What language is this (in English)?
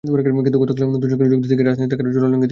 Bangla